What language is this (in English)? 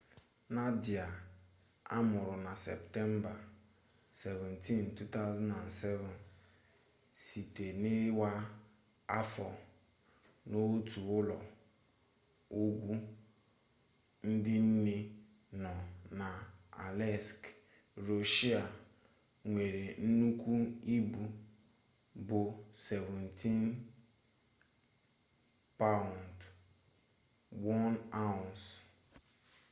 Igbo